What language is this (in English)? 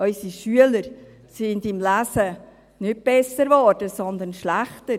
Swiss German